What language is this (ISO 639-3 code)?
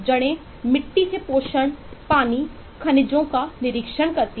hin